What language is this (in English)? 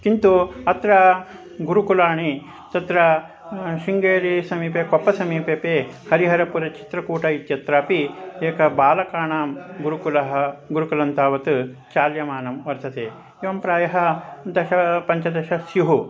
Sanskrit